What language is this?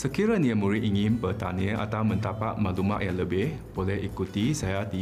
Malay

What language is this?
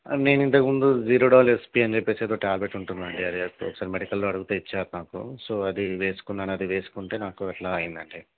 Telugu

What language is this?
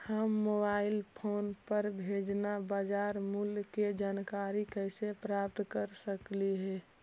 Magahi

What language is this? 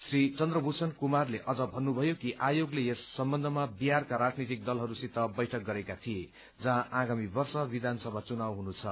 Nepali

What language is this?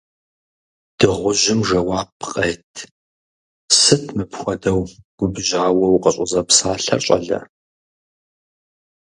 Kabardian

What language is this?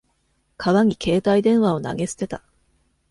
Japanese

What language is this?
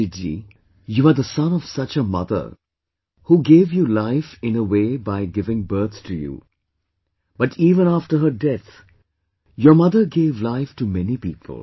English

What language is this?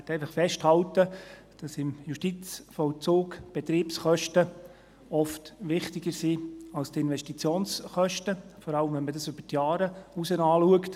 Swiss German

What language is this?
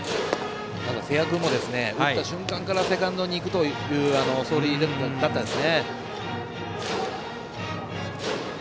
Japanese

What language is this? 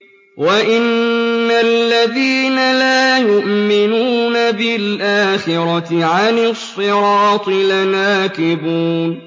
Arabic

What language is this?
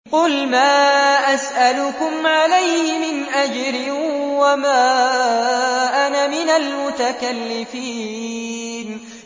Arabic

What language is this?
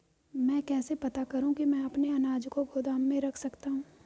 Hindi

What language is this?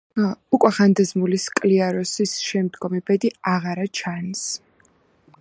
Georgian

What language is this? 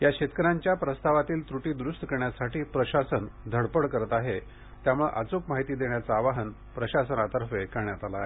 Marathi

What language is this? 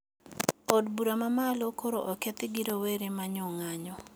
Luo (Kenya and Tanzania)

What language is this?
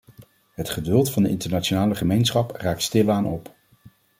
Dutch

